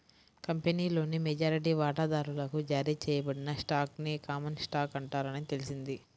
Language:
Telugu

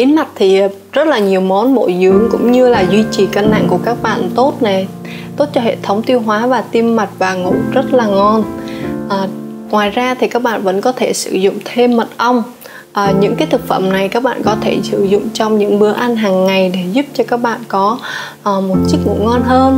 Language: Vietnamese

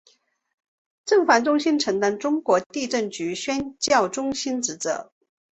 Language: Chinese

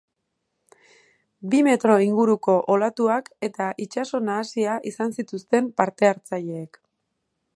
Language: Basque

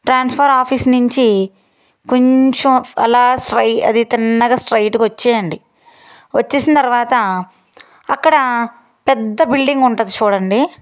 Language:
Telugu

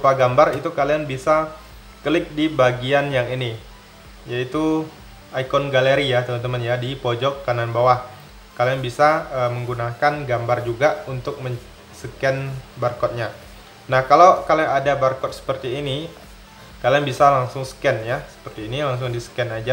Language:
Indonesian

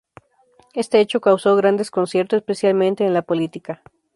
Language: Spanish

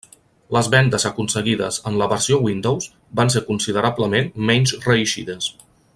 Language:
Catalan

